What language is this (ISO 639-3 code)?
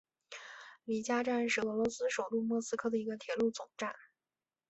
zho